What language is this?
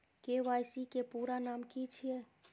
Maithili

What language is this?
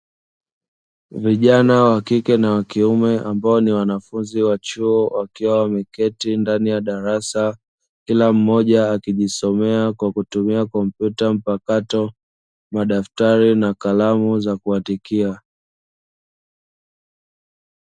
Swahili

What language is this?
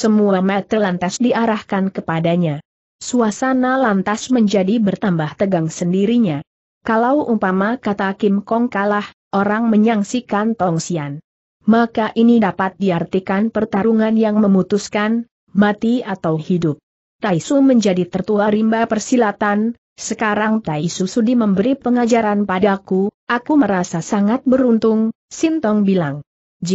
Indonesian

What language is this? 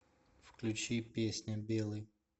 Russian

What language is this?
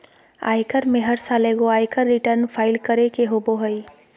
Magahi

